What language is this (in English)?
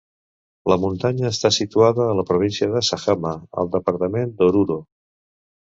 Catalan